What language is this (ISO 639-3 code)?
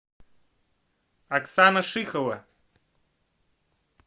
rus